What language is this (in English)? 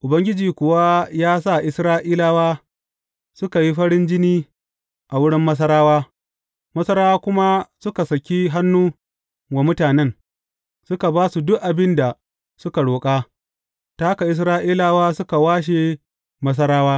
Hausa